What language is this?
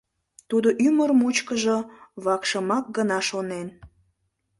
Mari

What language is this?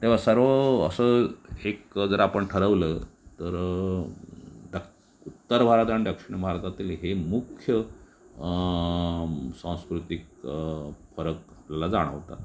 Marathi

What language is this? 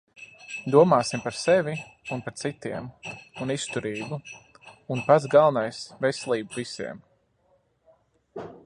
Latvian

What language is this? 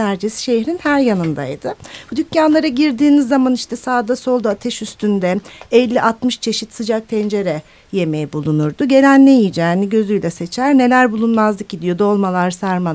Turkish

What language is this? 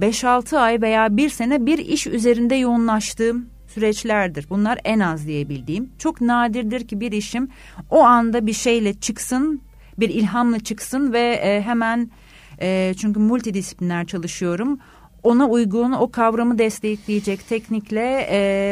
Turkish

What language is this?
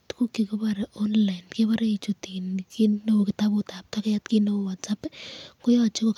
Kalenjin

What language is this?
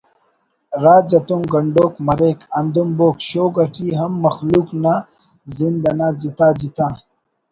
Brahui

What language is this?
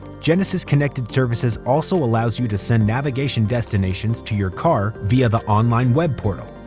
English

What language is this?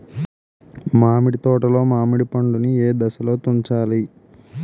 Telugu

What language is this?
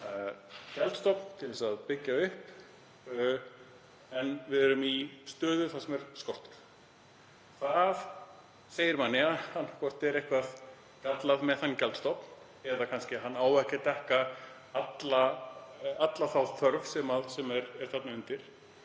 Icelandic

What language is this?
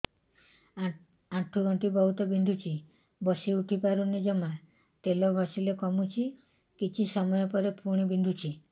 Odia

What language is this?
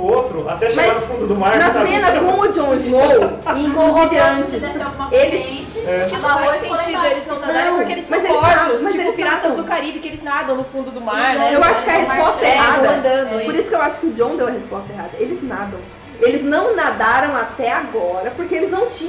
Portuguese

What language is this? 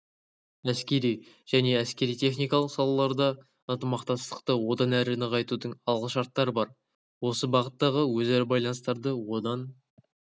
Kazakh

